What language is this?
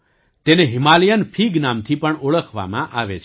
Gujarati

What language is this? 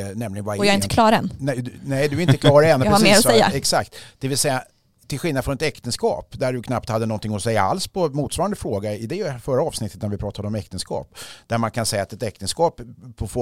Swedish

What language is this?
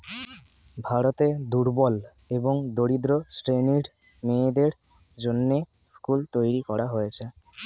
Bangla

